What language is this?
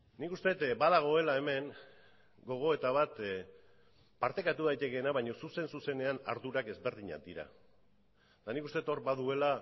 Basque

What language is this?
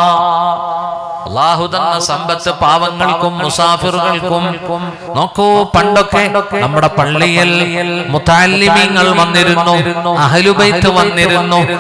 Arabic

